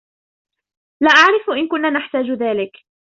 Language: Arabic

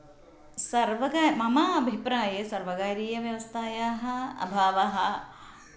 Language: Sanskrit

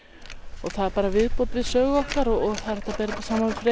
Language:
Icelandic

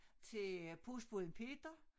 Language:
Danish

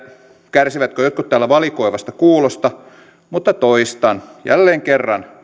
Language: Finnish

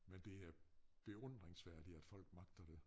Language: Danish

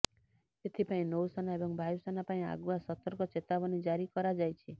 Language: Odia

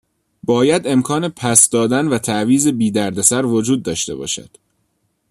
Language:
Persian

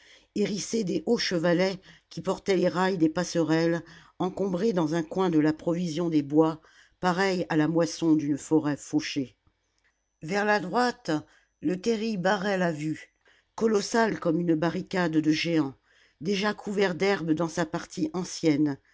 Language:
French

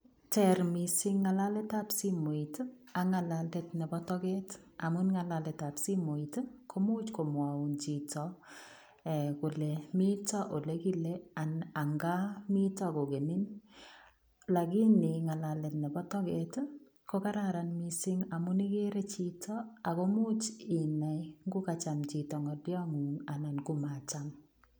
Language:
Kalenjin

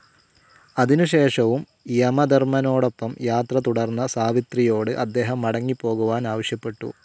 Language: Malayalam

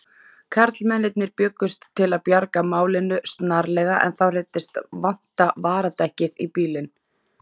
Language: Icelandic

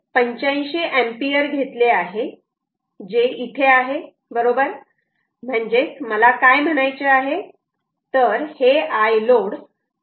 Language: Marathi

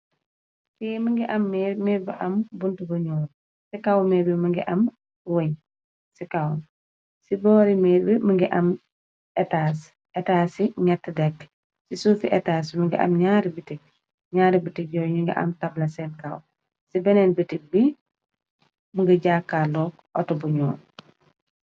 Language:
Wolof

